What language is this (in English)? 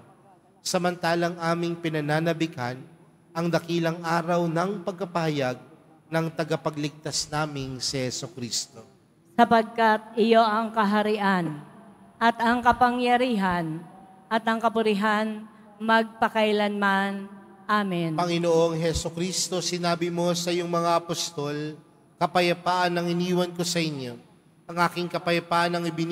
Filipino